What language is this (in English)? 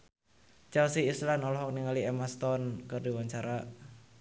Sundanese